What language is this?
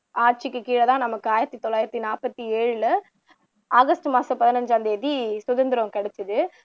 Tamil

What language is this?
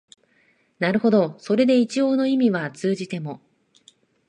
Japanese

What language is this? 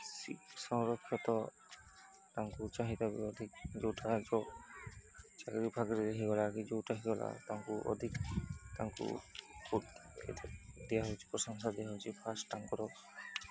Odia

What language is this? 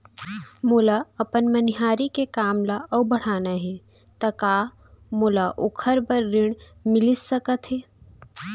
Chhattisgarhi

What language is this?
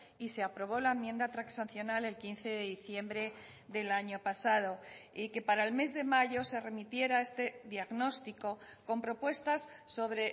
Spanish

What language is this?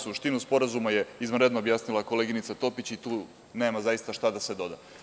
Serbian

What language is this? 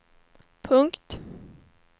Swedish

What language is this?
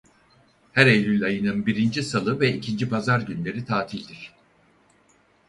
Turkish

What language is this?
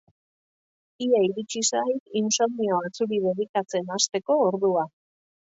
Basque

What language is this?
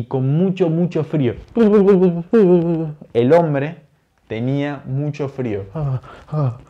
Spanish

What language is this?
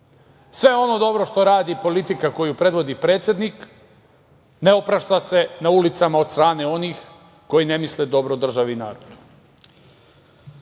Serbian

